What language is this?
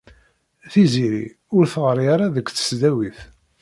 Kabyle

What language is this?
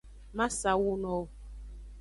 Aja (Benin)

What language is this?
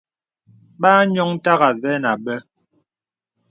Bebele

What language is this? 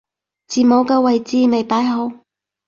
Cantonese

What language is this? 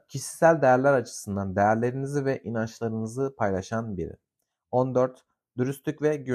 Turkish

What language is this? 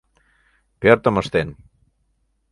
Mari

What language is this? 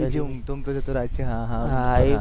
Gujarati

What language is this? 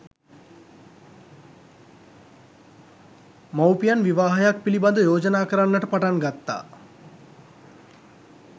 Sinhala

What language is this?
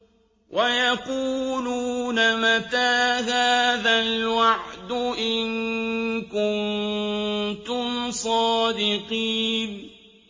Arabic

